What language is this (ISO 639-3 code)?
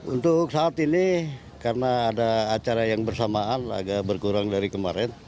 ind